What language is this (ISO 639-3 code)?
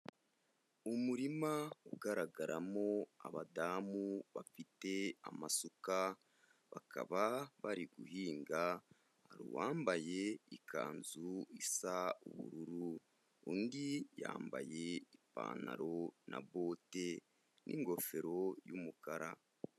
kin